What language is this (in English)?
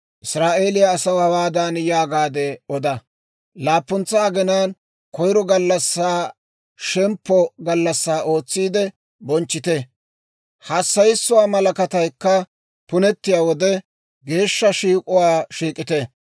Dawro